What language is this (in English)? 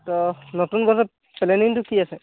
Assamese